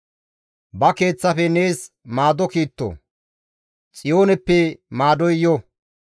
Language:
Gamo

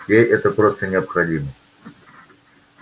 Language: Russian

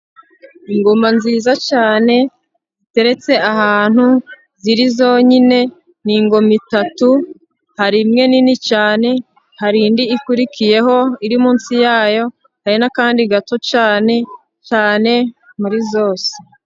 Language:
Kinyarwanda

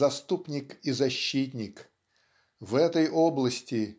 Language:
Russian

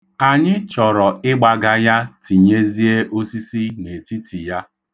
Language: Igbo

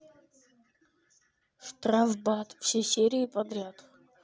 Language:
Russian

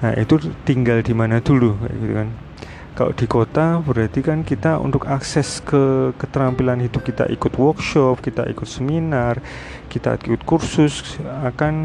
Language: Indonesian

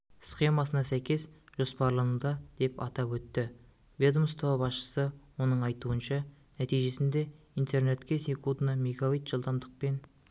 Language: Kazakh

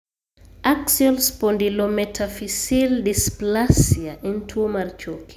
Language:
Luo (Kenya and Tanzania)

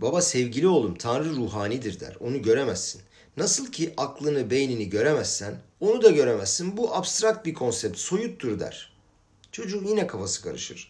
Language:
Turkish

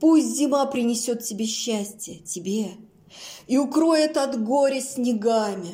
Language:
Russian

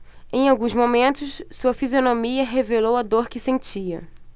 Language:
Portuguese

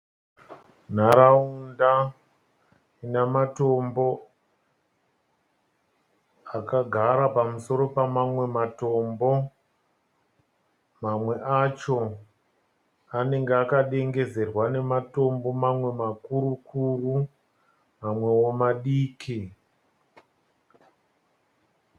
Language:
Shona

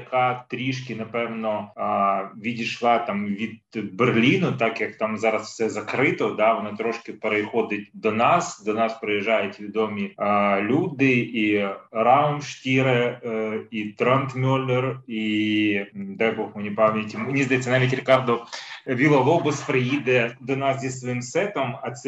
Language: Ukrainian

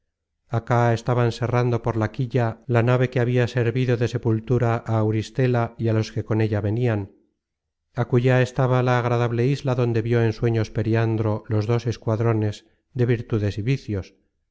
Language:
Spanish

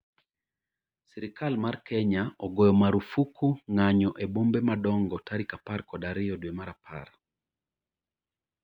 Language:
Luo (Kenya and Tanzania)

